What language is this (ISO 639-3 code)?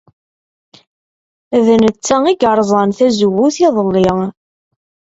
kab